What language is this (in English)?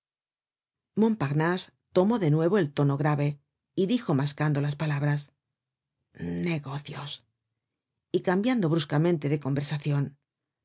Spanish